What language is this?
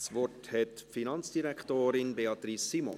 Swiss German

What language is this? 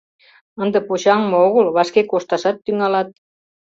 Mari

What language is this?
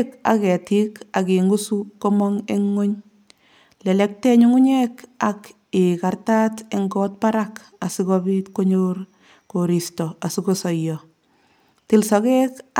Kalenjin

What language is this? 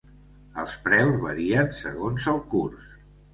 Catalan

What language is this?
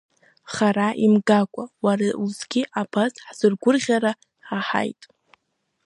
Abkhazian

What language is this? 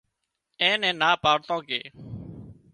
Wadiyara Koli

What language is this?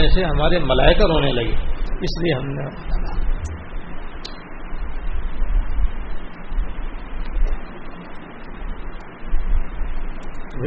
Urdu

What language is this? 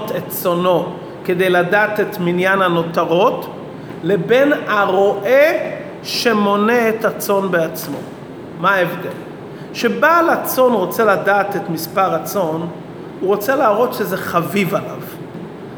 Hebrew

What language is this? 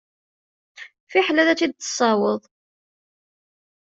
Kabyle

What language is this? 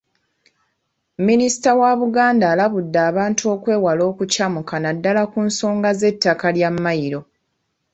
Ganda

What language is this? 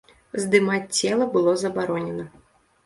Belarusian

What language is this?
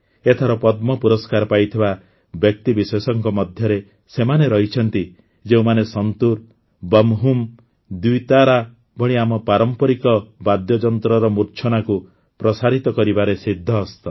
Odia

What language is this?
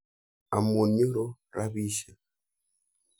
Kalenjin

